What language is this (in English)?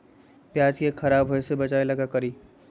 Magahi